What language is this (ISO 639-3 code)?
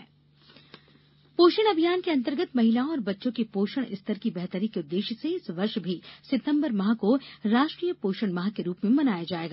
hin